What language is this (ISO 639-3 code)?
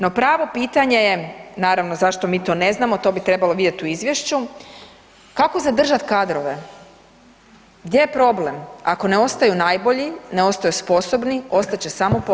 hrv